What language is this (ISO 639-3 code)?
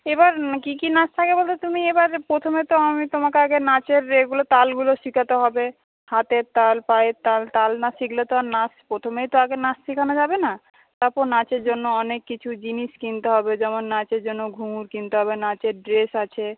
ben